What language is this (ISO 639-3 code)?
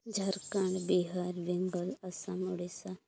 sat